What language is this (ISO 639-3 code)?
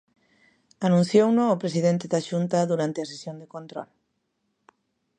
glg